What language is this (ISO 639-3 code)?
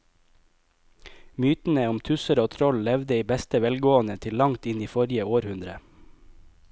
nor